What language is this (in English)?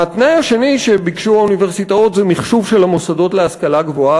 Hebrew